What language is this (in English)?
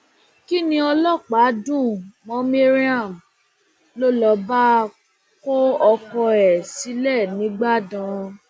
Yoruba